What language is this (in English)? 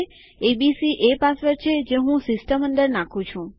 Gujarati